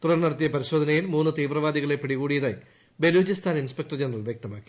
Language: Malayalam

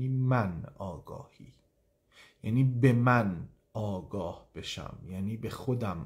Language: Persian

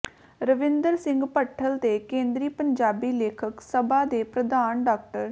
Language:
Punjabi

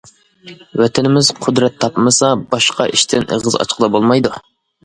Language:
Uyghur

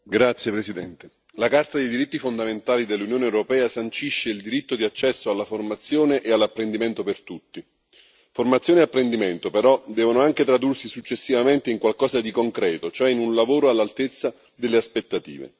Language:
Italian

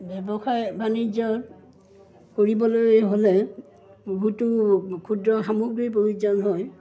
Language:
Assamese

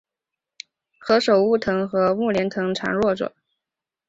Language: Chinese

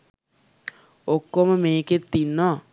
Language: Sinhala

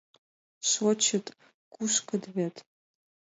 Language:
Mari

